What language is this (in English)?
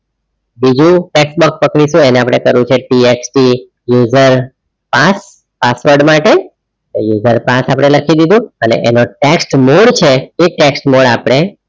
Gujarati